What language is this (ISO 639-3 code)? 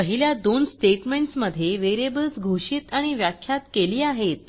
mar